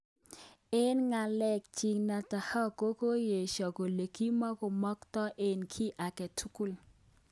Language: Kalenjin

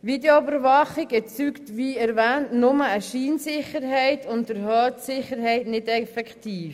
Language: Swiss German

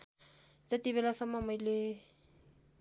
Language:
Nepali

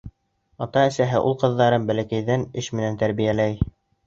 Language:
Bashkir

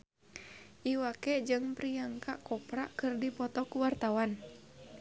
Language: Sundanese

